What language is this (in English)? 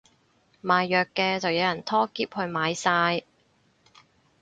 Cantonese